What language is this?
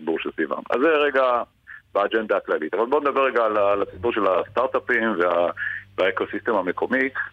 Hebrew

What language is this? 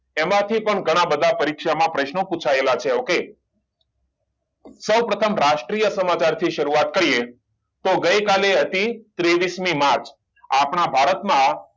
Gujarati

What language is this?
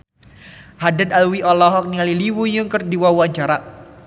Sundanese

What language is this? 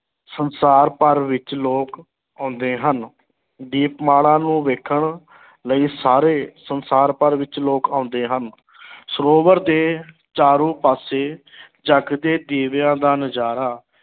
Punjabi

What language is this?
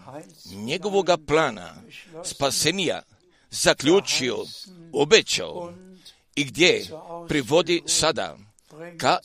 Croatian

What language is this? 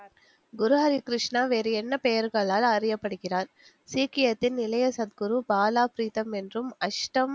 Tamil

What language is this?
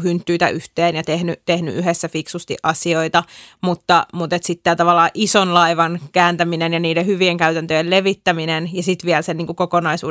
Finnish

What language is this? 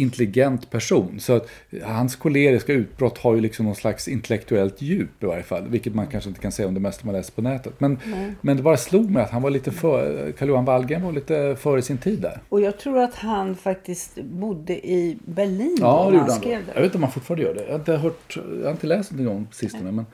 Swedish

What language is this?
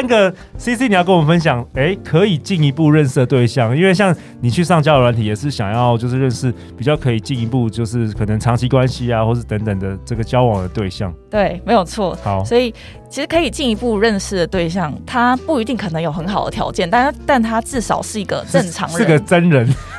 Chinese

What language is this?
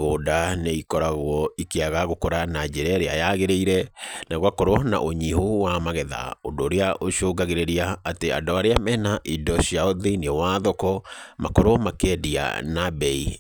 Kikuyu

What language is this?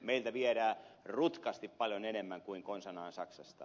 Finnish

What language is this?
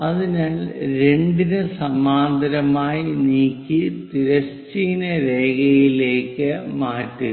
Malayalam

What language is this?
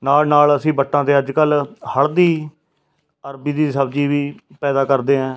Punjabi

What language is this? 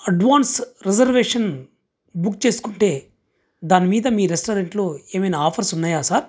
Telugu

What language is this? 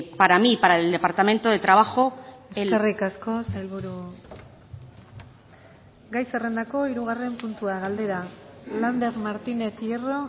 Basque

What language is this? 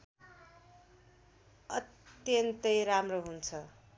Nepali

